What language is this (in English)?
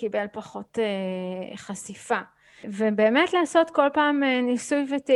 Hebrew